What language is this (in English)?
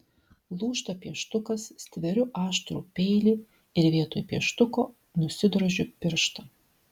Lithuanian